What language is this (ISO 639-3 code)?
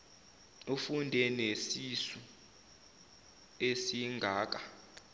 zul